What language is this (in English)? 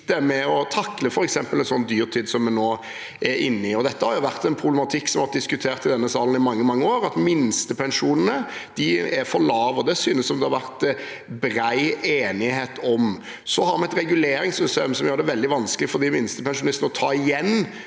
Norwegian